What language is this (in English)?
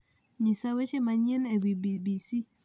Luo (Kenya and Tanzania)